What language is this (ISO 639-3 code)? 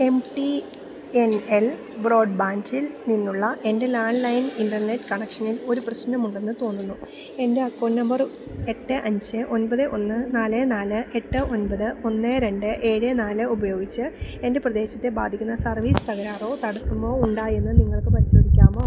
mal